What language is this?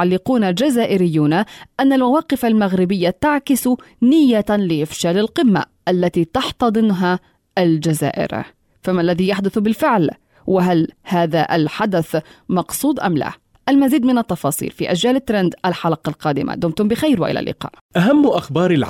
Arabic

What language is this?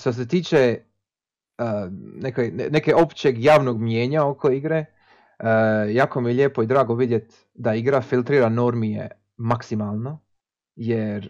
Croatian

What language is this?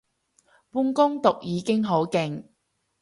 Cantonese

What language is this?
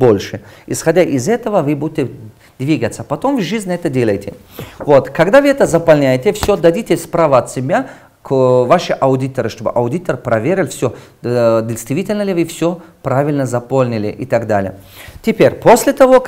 Russian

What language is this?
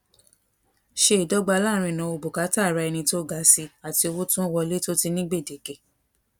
Yoruba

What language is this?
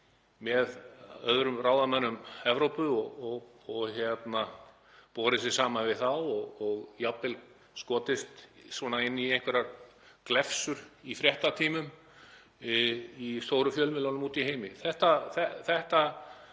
Icelandic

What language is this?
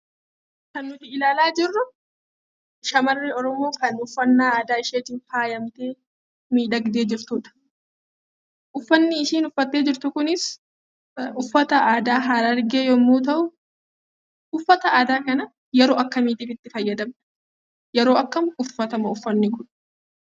Oromo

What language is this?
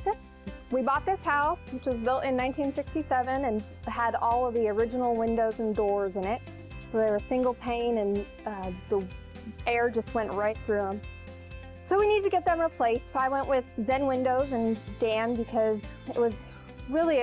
English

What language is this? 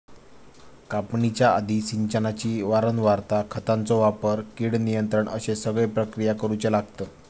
Marathi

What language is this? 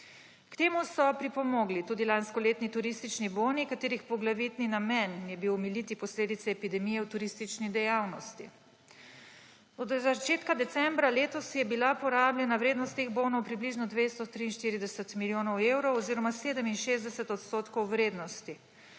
Slovenian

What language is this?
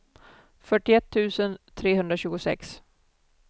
Swedish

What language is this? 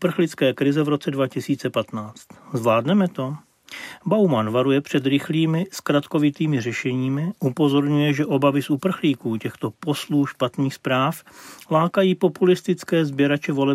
Czech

